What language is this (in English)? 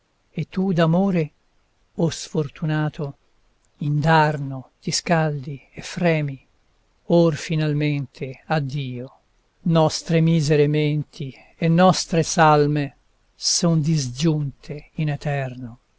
Italian